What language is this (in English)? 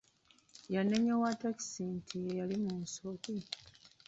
Ganda